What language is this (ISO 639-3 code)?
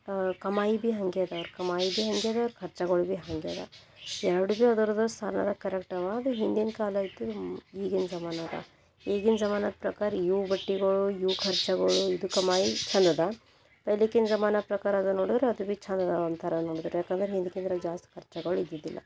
kan